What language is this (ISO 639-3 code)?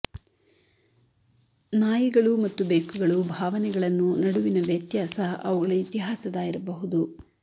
kan